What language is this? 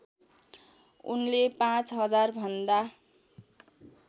Nepali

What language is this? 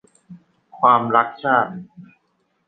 Thai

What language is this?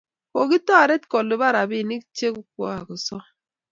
Kalenjin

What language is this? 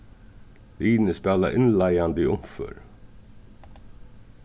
Faroese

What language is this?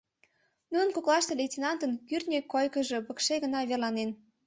Mari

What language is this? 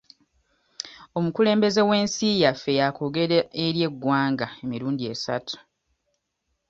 Ganda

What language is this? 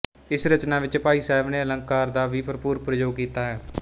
Punjabi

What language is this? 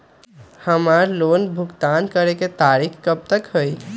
Magahi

